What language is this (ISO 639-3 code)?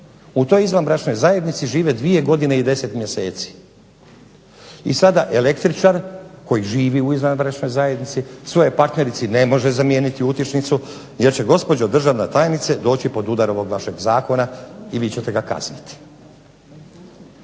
hrv